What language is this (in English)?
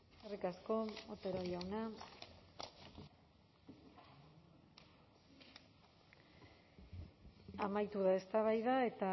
Basque